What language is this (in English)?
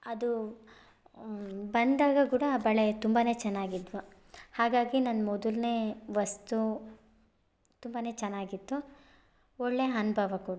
Kannada